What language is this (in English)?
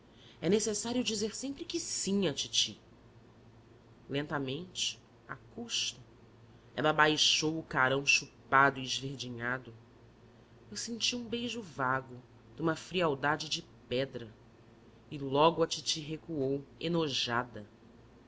Portuguese